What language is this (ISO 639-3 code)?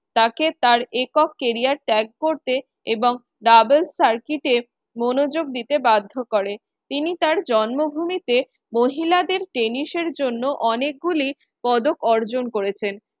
ben